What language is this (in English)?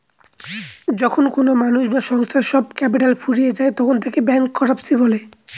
Bangla